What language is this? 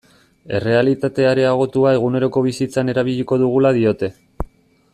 Basque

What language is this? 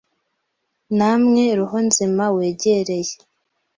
Kinyarwanda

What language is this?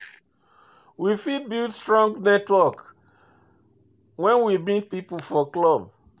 Nigerian Pidgin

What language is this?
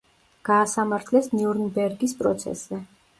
Georgian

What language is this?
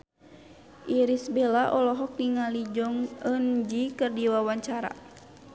Sundanese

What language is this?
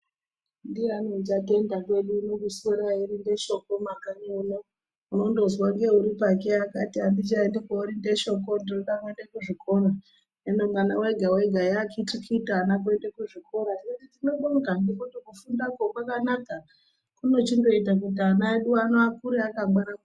Ndau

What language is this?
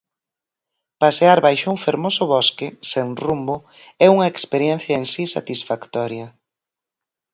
Galician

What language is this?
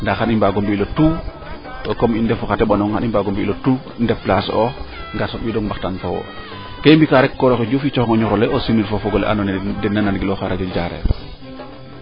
Serer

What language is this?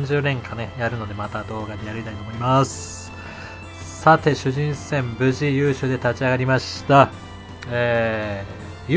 Japanese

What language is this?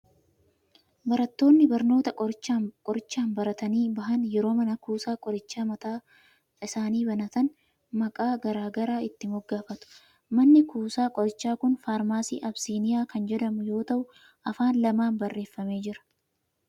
Oromo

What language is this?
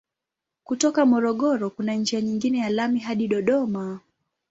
Swahili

